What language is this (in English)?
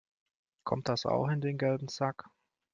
German